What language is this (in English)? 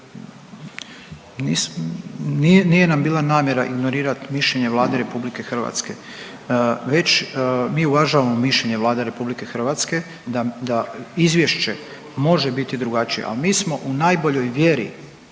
Croatian